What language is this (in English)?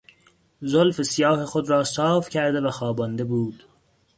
Persian